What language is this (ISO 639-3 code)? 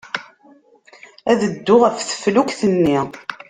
kab